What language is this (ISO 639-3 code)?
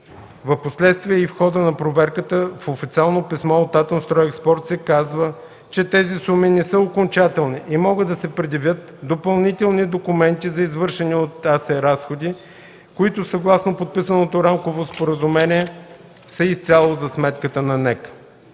bul